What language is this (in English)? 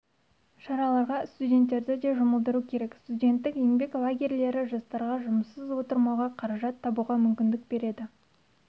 Kazakh